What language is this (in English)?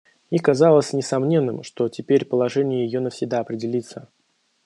Russian